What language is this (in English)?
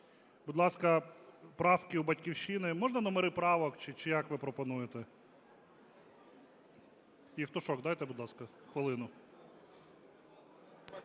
Ukrainian